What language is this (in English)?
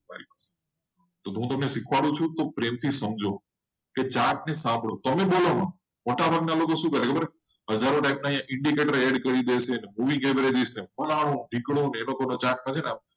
Gujarati